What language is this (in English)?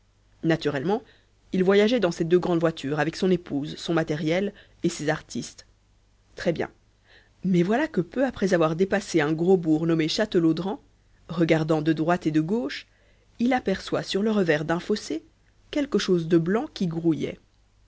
French